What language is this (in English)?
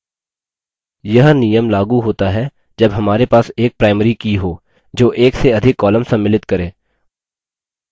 Hindi